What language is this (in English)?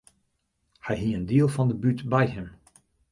Western Frisian